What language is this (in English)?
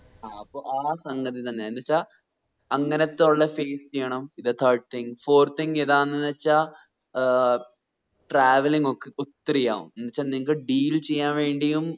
Malayalam